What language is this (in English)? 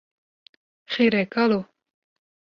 Kurdish